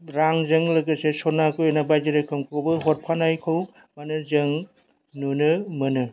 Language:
Bodo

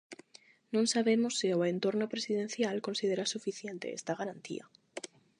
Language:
Galician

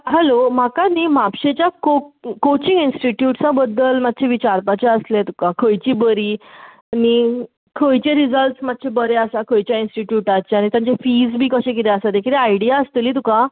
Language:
Konkani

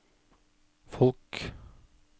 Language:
Norwegian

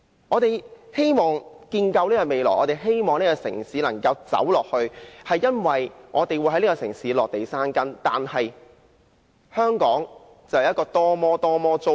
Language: Cantonese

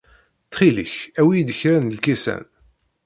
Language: Kabyle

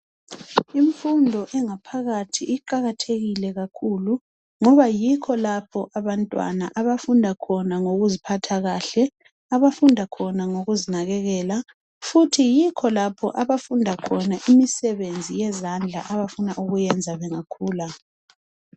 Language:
North Ndebele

